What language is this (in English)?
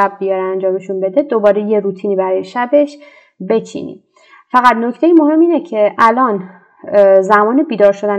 Persian